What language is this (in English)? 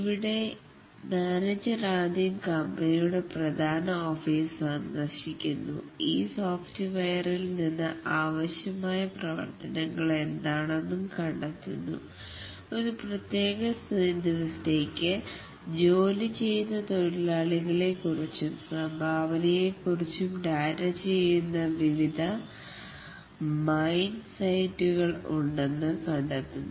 Malayalam